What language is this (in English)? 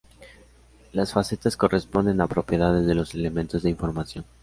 Spanish